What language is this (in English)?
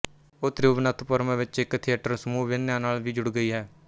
Punjabi